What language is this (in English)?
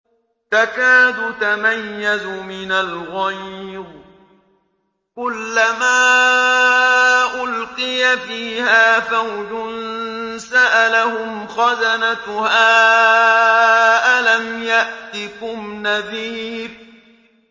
Arabic